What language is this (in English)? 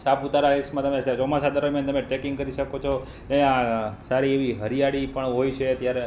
Gujarati